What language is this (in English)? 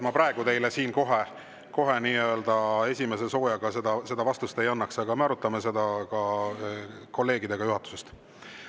Estonian